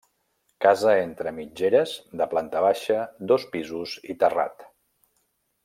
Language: Catalan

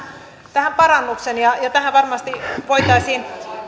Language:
Finnish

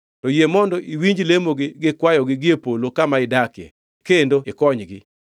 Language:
Luo (Kenya and Tanzania)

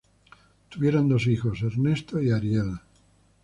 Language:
Spanish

